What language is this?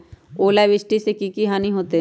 Magahi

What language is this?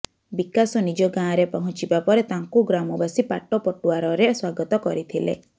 Odia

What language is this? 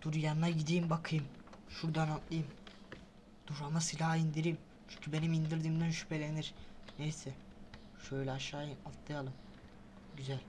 Turkish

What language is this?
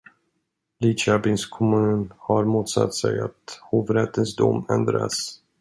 Swedish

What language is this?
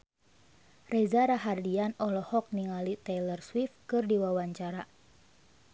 Sundanese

